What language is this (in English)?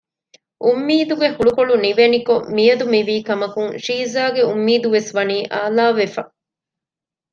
Divehi